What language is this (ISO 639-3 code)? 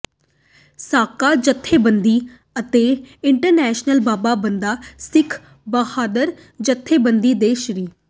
pan